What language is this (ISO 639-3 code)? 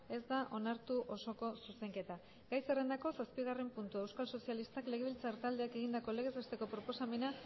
eus